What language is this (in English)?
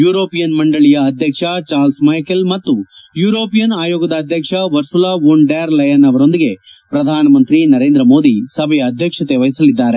Kannada